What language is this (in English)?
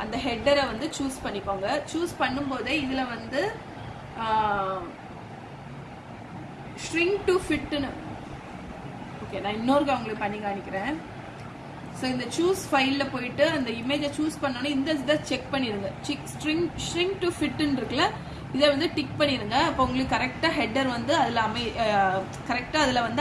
Tamil